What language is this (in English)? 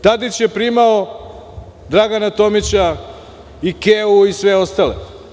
Serbian